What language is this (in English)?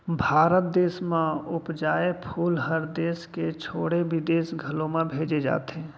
Chhattisgarhi